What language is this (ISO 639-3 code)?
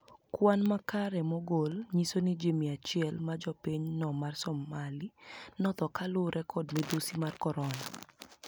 luo